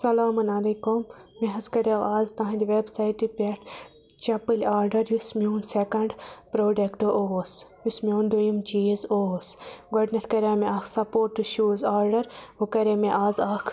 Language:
Kashmiri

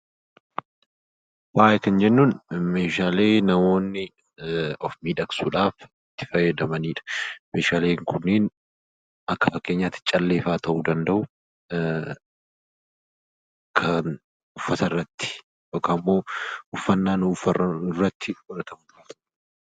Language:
Oromo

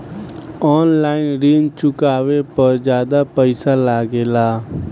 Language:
Bhojpuri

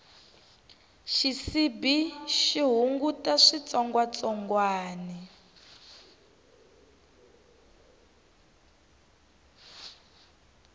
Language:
Tsonga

